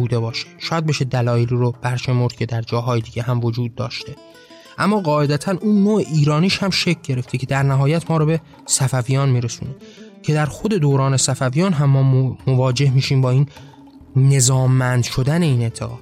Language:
Persian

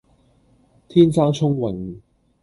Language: Cantonese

